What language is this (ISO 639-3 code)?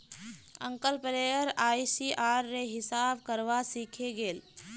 mag